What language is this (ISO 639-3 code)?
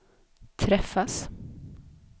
swe